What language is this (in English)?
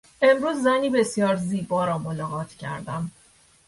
Persian